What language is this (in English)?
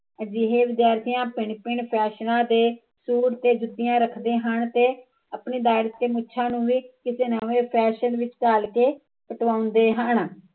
Punjabi